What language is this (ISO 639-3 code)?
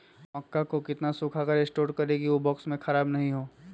mag